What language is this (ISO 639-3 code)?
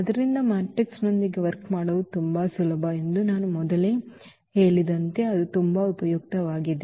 kan